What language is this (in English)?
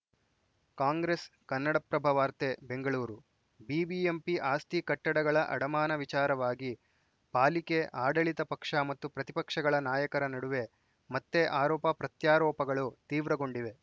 Kannada